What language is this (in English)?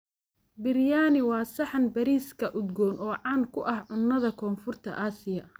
Somali